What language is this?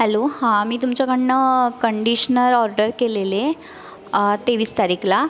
Marathi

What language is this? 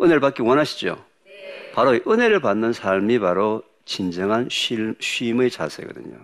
Korean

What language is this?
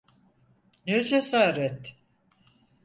Turkish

